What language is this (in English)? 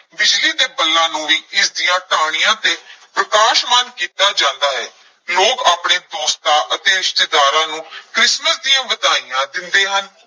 Punjabi